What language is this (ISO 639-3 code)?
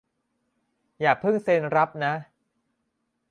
tha